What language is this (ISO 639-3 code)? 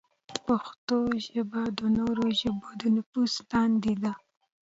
pus